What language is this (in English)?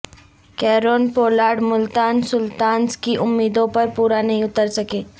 Urdu